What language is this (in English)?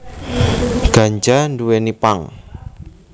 Javanese